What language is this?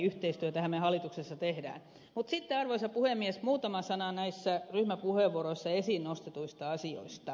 Finnish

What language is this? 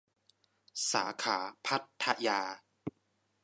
Thai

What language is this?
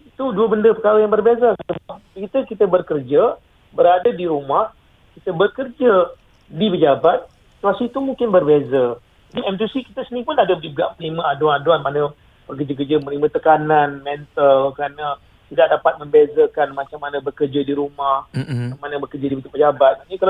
Malay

